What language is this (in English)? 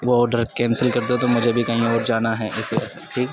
Urdu